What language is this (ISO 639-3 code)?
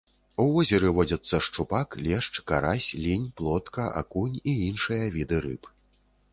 bel